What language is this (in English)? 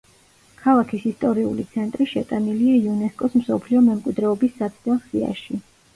Georgian